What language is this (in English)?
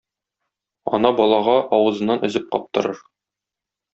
Tatar